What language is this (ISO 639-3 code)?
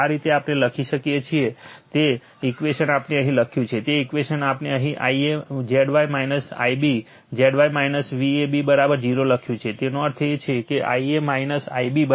guj